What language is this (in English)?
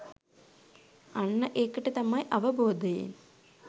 Sinhala